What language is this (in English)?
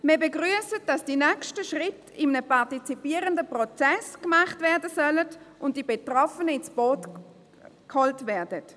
Swiss German